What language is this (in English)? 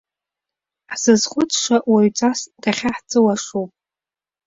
Abkhazian